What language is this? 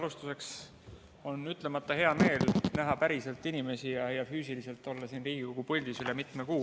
Estonian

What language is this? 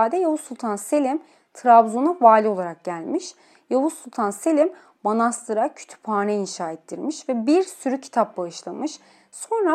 Turkish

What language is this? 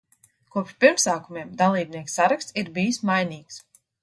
Latvian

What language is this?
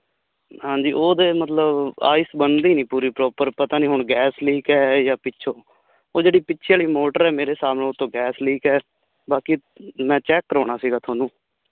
Punjabi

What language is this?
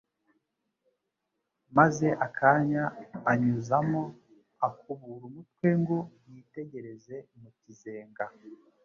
Kinyarwanda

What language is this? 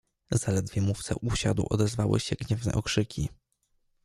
Polish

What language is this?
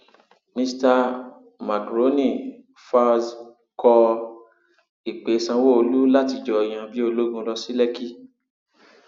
Yoruba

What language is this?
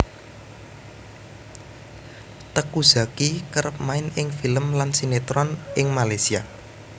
Javanese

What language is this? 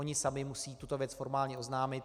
Czech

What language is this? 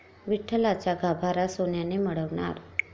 Marathi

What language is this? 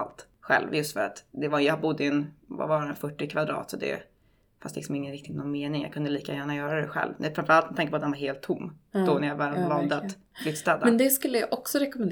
Swedish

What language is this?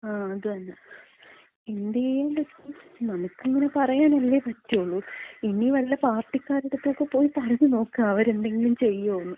Malayalam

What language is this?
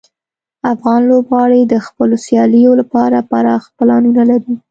Pashto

